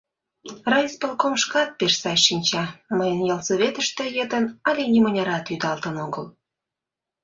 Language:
Mari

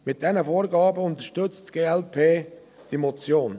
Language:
Swiss German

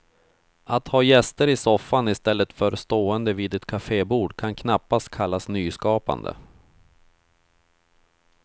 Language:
Swedish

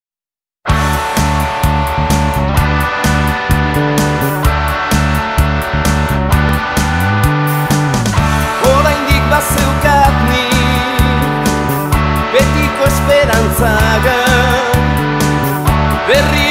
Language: Indonesian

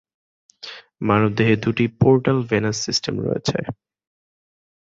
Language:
Bangla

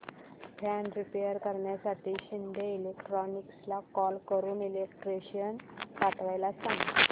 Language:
Marathi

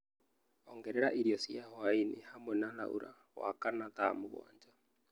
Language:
Kikuyu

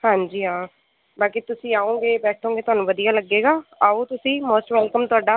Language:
Punjabi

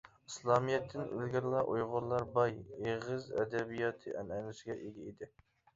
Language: Uyghur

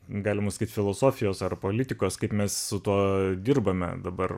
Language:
Lithuanian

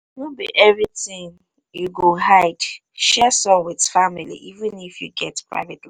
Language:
Nigerian Pidgin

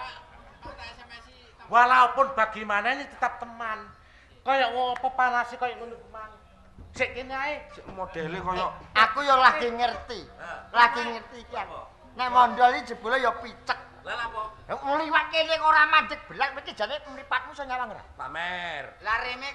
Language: Indonesian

